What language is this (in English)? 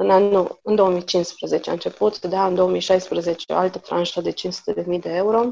Romanian